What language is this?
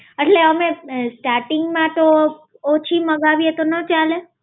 Gujarati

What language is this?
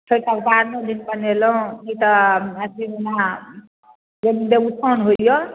Maithili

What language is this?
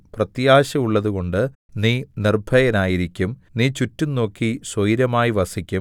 Malayalam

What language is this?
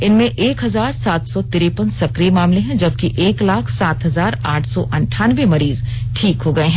Hindi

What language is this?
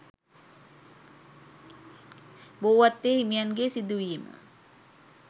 Sinhala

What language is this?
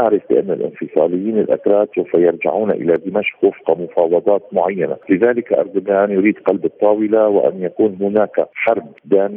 Arabic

